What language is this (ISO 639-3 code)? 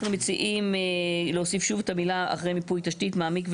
heb